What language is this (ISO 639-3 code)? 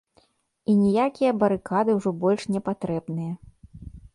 bel